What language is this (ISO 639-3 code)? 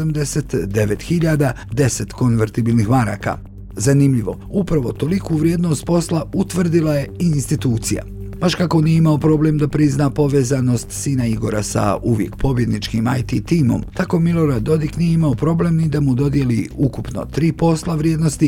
hrv